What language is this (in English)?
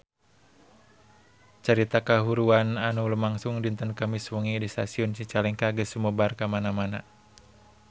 Sundanese